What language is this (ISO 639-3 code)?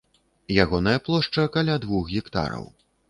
bel